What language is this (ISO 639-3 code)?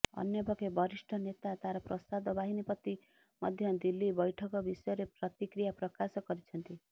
ori